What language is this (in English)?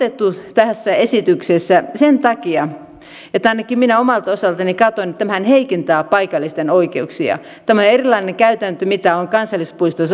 Finnish